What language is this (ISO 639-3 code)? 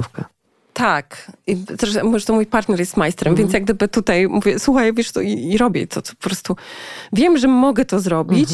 pol